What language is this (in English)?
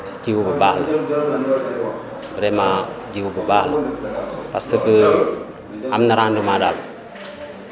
Wolof